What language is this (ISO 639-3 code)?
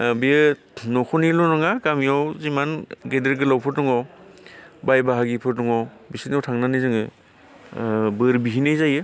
brx